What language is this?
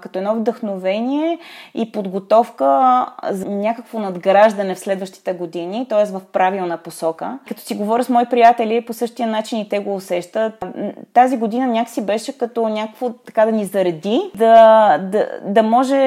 Bulgarian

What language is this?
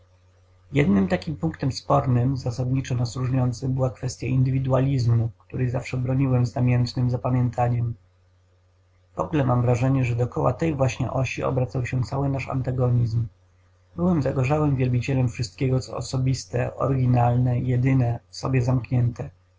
Polish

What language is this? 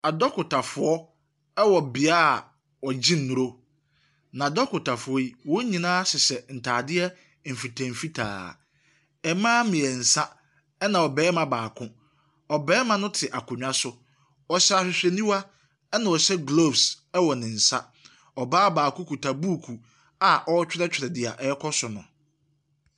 Akan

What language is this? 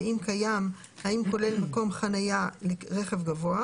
Hebrew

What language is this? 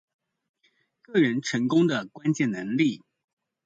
Chinese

